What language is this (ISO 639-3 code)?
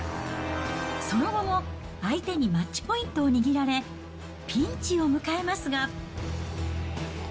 jpn